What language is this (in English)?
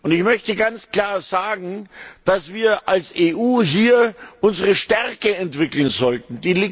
German